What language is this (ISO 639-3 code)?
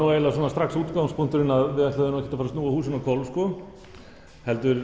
isl